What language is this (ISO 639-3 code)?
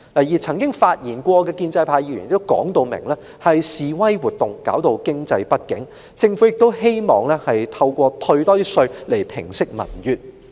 yue